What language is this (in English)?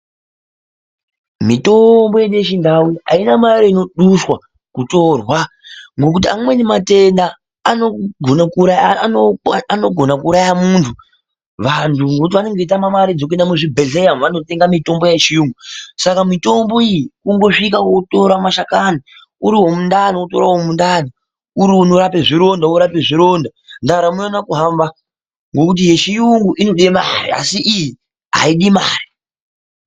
Ndau